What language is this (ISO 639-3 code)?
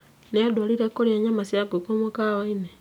kik